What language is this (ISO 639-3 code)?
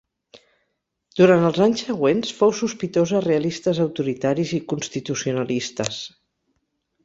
cat